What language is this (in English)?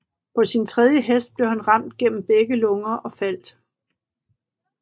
Danish